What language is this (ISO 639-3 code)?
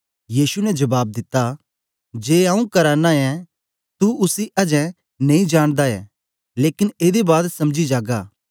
doi